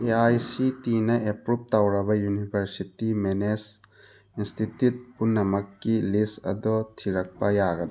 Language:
Manipuri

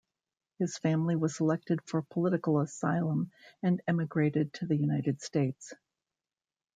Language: English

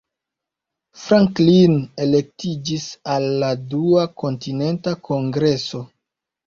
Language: Esperanto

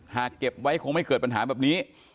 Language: Thai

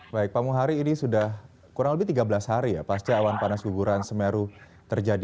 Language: Indonesian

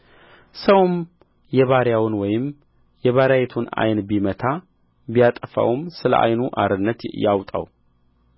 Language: Amharic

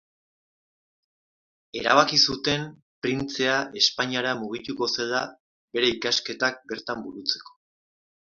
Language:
Basque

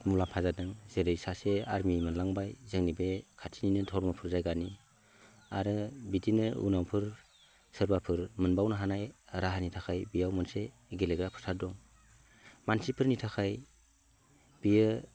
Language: Bodo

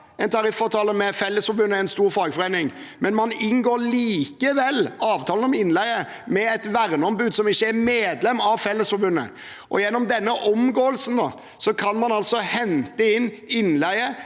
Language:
Norwegian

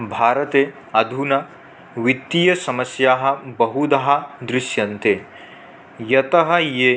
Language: Sanskrit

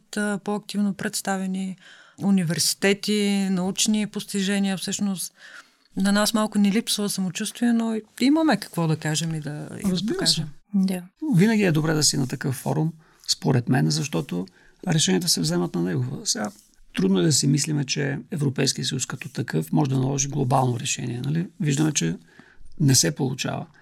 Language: Bulgarian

